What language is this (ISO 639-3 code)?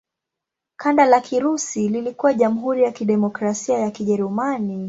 swa